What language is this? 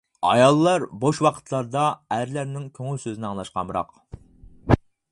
Uyghur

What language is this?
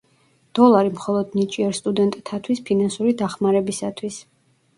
Georgian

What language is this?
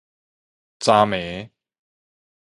Min Nan Chinese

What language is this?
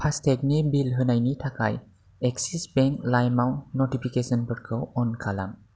Bodo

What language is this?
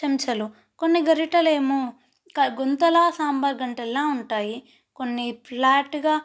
Telugu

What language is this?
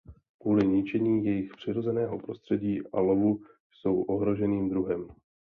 Czech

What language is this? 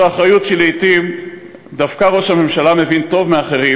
Hebrew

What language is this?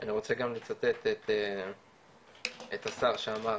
Hebrew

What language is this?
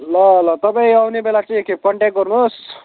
Nepali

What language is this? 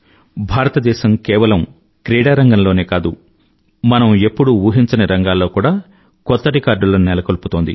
Telugu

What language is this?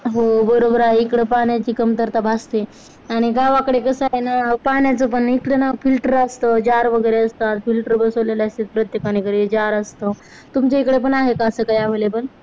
Marathi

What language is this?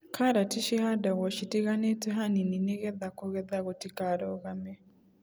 Kikuyu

